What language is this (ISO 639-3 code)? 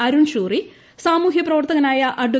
mal